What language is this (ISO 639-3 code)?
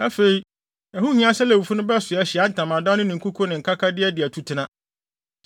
aka